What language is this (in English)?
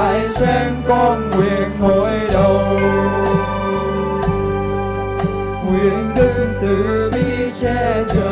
Vietnamese